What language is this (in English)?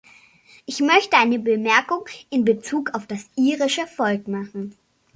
German